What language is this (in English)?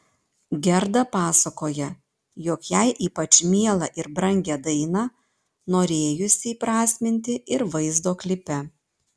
Lithuanian